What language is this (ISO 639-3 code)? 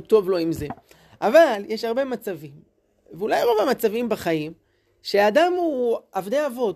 heb